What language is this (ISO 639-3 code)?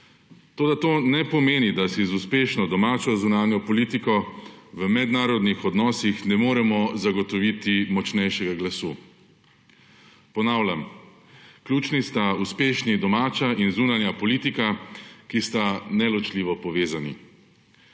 slv